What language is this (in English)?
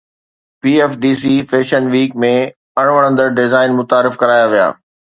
Sindhi